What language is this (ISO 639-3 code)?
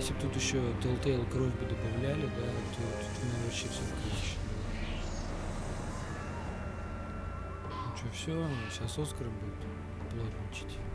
rus